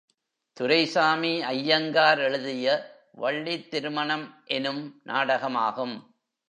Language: Tamil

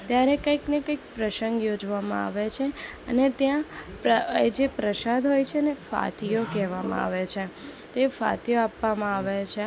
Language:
Gujarati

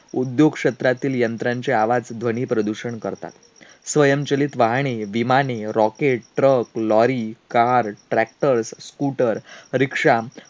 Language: Marathi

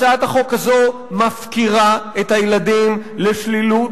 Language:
Hebrew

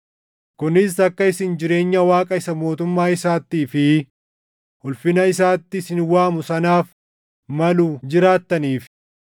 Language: Oromo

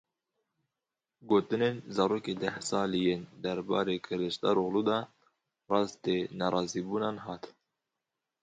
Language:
Kurdish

